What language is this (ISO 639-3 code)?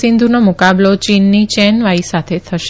guj